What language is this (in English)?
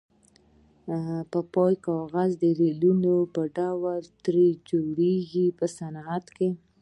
Pashto